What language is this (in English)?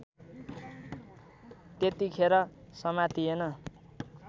Nepali